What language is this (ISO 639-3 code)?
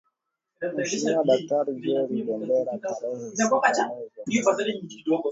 swa